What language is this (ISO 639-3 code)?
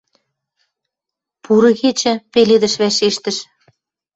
mrj